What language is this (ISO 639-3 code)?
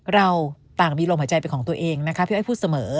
tha